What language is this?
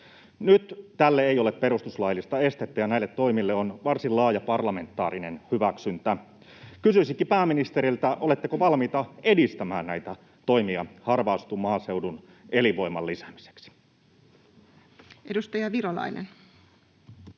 Finnish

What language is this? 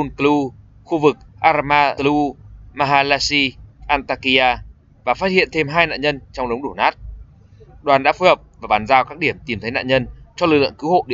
Vietnamese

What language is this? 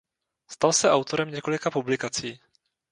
Czech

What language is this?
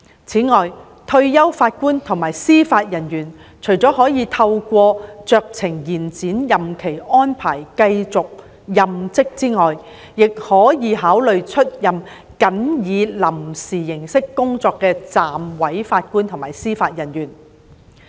Cantonese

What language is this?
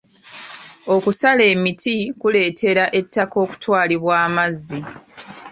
Ganda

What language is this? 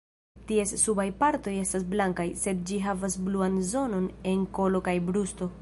Esperanto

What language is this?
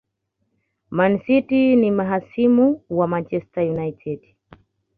Swahili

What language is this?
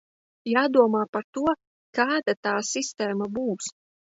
Latvian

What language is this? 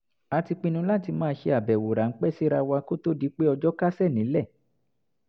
Yoruba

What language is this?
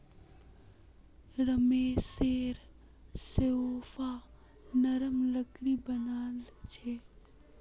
Magahi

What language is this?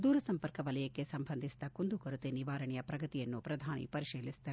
Kannada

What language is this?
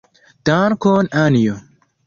Esperanto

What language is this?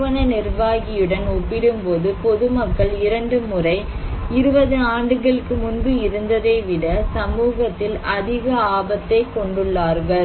Tamil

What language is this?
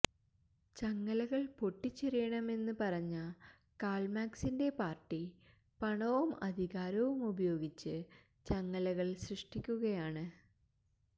Malayalam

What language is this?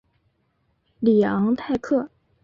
Chinese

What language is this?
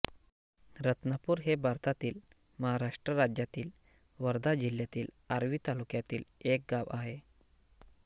Marathi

